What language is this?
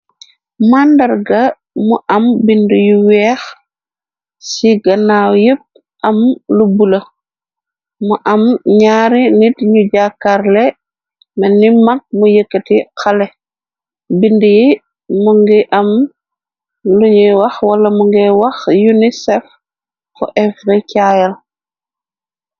Wolof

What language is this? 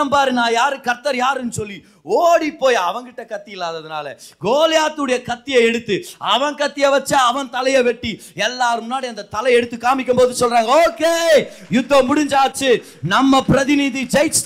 Tamil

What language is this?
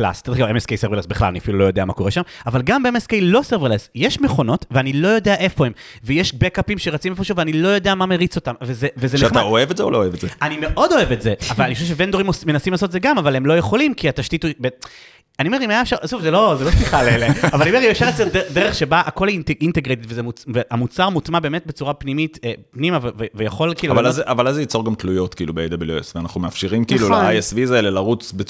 Hebrew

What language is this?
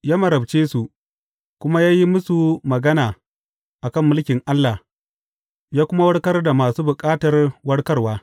Hausa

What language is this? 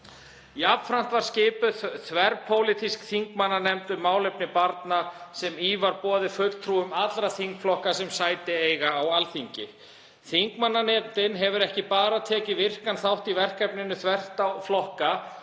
Icelandic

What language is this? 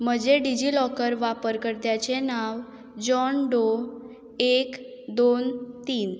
Konkani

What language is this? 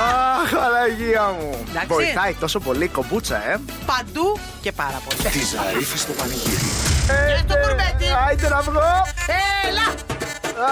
Greek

